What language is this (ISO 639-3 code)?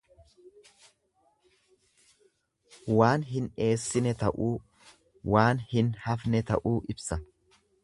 orm